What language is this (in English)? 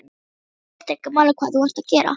Icelandic